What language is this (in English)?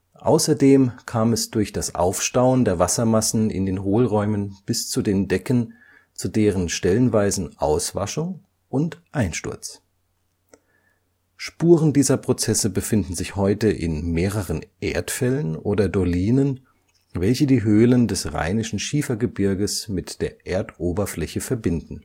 German